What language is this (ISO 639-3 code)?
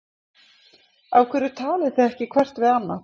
isl